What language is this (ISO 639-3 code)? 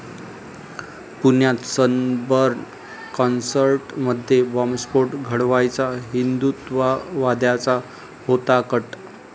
mar